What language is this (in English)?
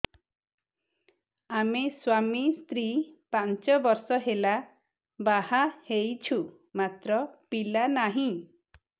Odia